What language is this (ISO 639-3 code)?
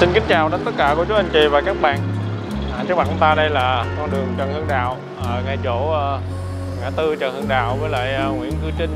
vie